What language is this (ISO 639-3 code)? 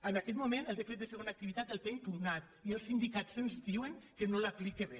cat